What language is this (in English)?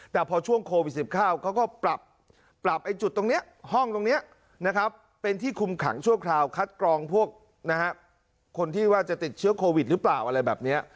Thai